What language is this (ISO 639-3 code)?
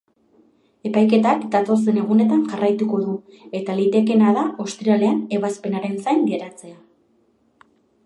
eus